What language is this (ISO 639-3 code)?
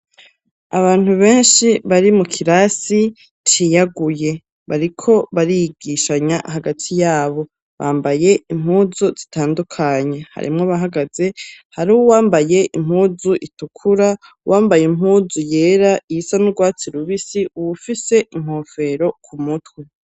run